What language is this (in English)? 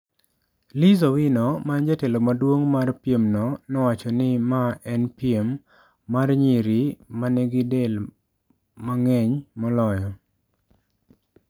Luo (Kenya and Tanzania)